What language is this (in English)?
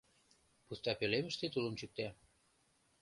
Mari